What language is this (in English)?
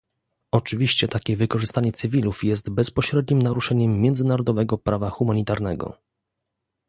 Polish